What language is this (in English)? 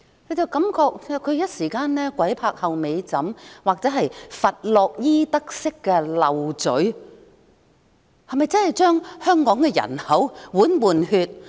Cantonese